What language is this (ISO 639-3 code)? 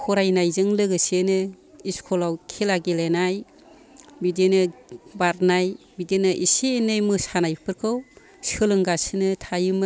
brx